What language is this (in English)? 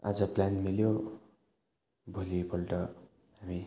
Nepali